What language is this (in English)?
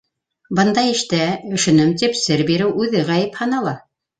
Bashkir